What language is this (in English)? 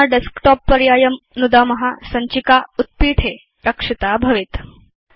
Sanskrit